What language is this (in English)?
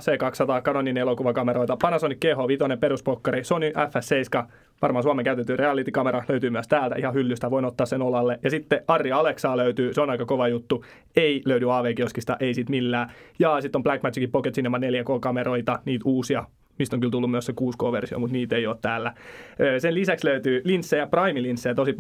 Finnish